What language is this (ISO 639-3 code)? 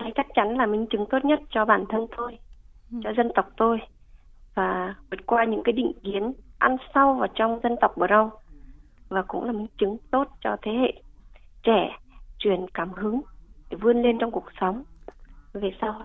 vie